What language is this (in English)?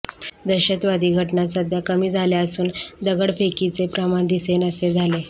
Marathi